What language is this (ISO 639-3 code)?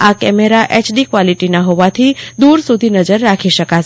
guj